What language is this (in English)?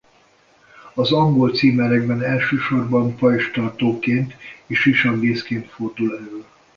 Hungarian